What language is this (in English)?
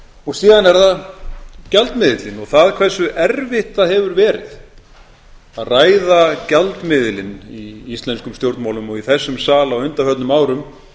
Icelandic